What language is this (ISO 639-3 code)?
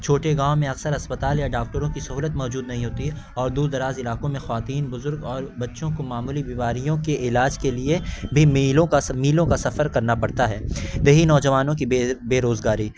urd